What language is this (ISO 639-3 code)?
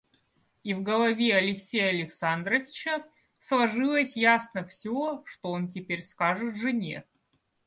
rus